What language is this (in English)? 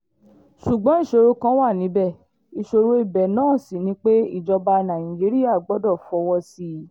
Yoruba